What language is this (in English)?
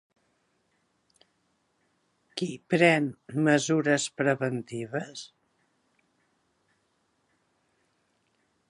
Catalan